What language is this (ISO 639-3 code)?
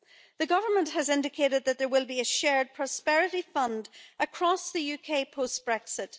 eng